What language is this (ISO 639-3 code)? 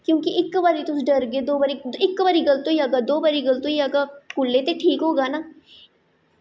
doi